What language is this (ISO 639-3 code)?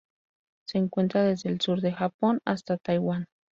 spa